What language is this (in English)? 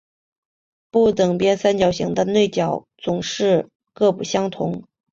Chinese